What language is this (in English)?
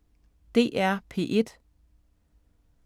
Danish